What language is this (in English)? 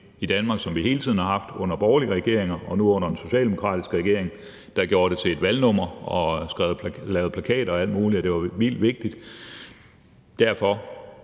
Danish